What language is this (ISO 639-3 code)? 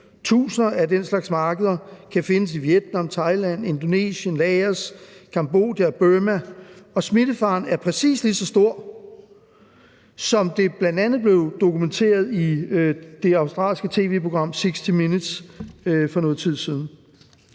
dan